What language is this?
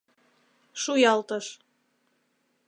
Mari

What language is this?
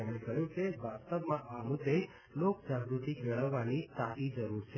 Gujarati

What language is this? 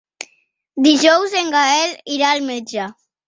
Catalan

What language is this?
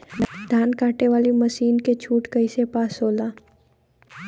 Bhojpuri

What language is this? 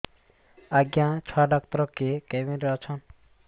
Odia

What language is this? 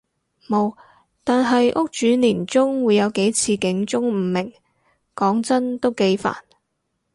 Cantonese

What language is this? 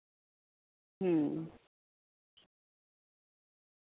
Santali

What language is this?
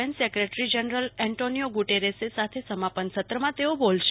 Gujarati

